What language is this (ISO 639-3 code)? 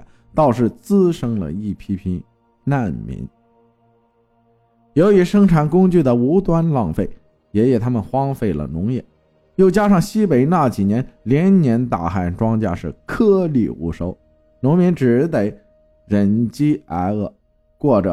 zho